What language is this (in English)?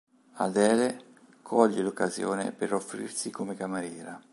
Italian